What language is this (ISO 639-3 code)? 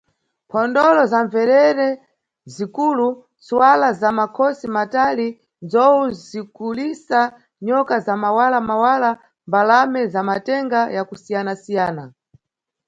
nyu